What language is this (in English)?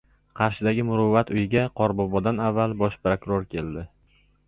Uzbek